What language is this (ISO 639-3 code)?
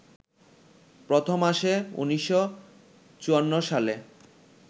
ben